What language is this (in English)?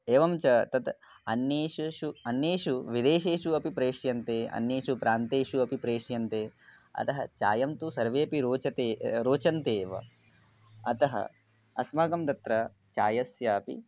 Sanskrit